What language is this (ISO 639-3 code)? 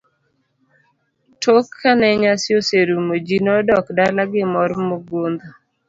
luo